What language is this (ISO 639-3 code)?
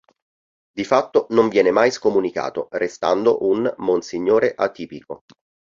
ita